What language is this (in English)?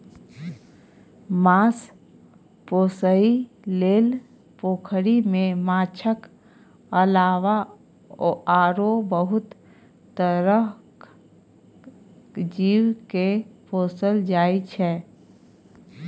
Maithili